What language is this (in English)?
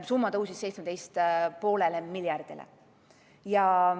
Estonian